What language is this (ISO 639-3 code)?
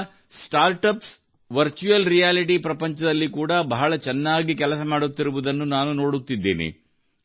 kan